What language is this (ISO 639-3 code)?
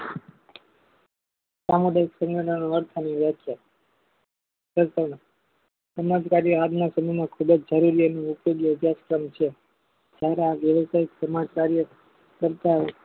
guj